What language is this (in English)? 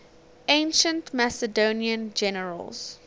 English